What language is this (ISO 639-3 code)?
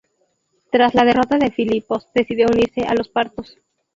spa